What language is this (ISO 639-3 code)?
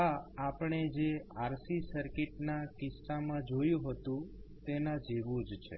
guj